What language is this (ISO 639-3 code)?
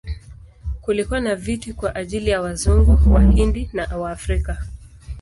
swa